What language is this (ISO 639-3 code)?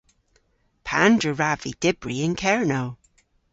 cor